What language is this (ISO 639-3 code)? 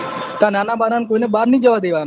guj